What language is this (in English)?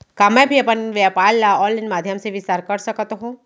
Chhattisgarhi